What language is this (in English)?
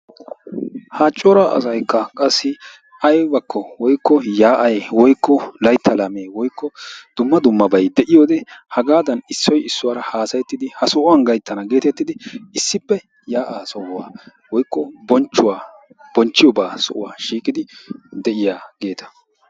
Wolaytta